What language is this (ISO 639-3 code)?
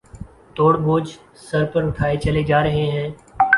urd